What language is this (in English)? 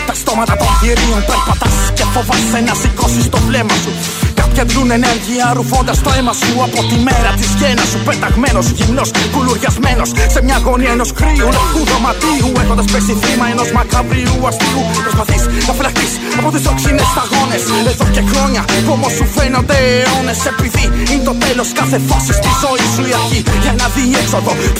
Greek